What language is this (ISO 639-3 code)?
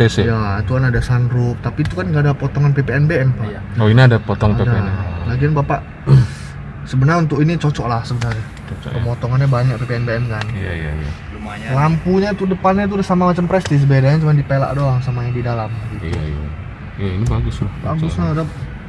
ind